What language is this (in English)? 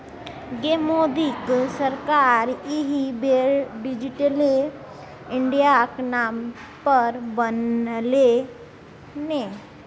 Maithili